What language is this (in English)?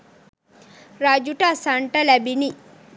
Sinhala